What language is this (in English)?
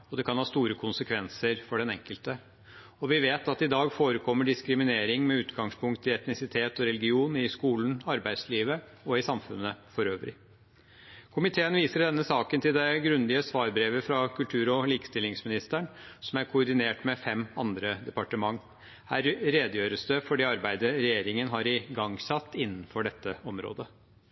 Norwegian Bokmål